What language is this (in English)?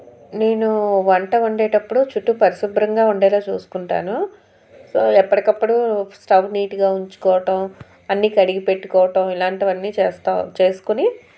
Telugu